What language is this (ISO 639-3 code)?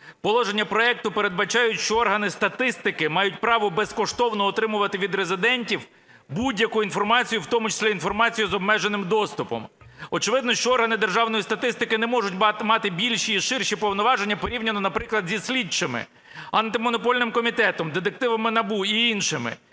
ukr